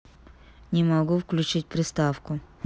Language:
Russian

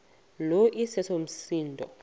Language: Xhosa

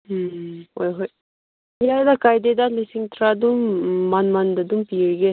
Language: Manipuri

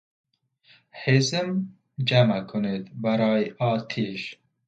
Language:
Persian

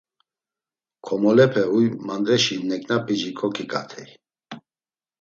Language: Laz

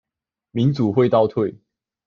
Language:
Chinese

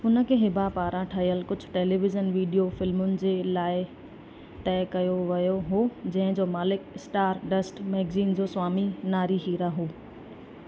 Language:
Sindhi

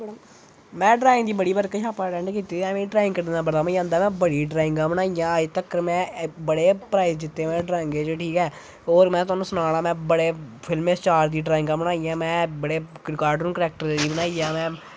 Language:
Dogri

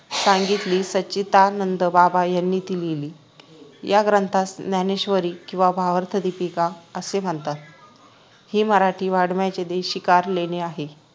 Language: Marathi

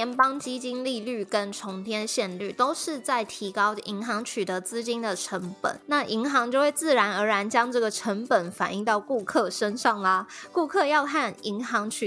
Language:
Chinese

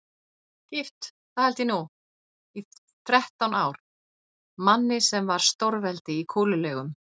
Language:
Icelandic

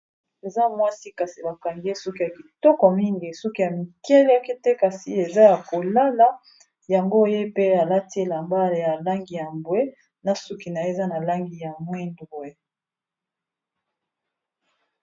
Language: Lingala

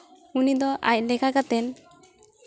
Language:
Santali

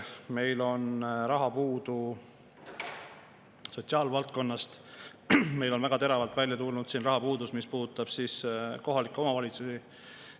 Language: Estonian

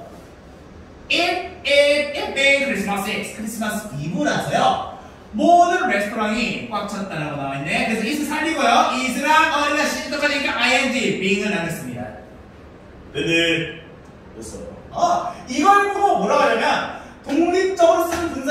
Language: Korean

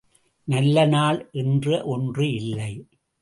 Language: Tamil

